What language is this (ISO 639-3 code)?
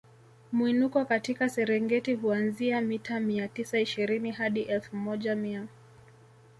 swa